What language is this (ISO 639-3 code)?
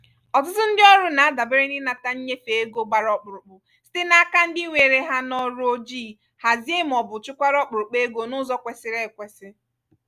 ibo